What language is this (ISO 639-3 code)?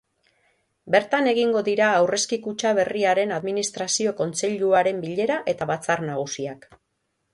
eus